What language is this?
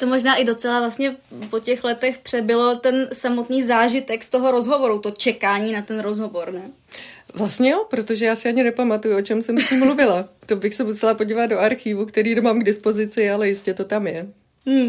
Czech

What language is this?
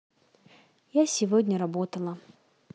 Russian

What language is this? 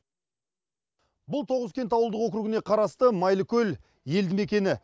Kazakh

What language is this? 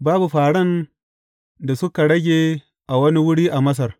Hausa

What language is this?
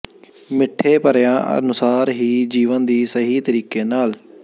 Punjabi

